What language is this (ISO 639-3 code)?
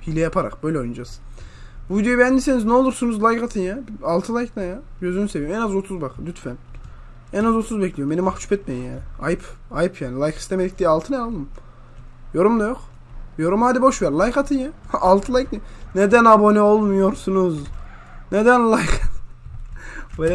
tur